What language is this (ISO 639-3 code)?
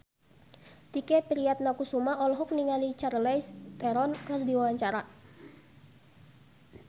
sun